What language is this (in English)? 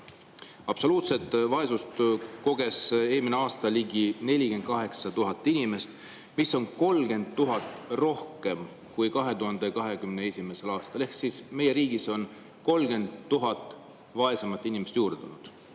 Estonian